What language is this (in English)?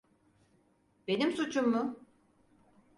Turkish